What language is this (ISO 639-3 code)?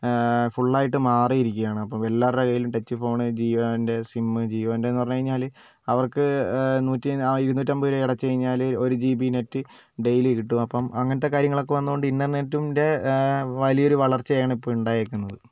mal